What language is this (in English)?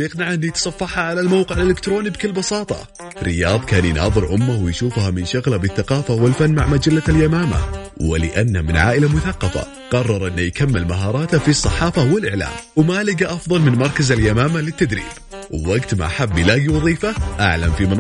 Arabic